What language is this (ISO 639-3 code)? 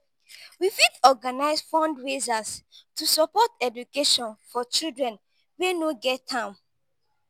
pcm